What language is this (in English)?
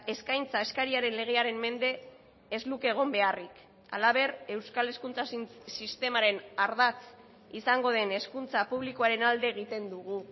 Basque